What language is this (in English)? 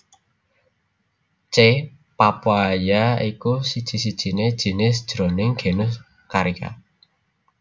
Javanese